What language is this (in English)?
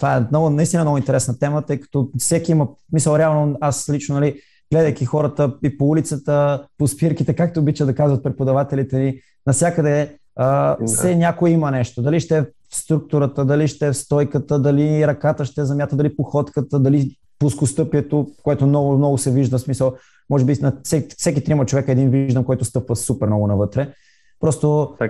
Bulgarian